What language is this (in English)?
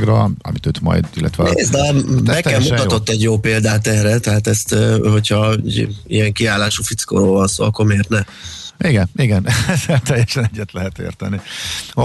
Hungarian